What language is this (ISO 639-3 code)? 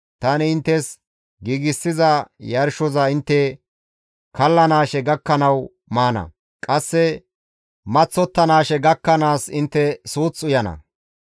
gmv